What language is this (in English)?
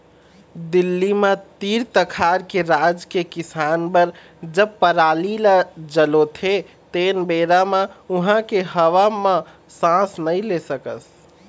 Chhattisgarhi